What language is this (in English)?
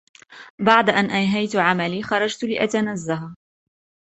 Arabic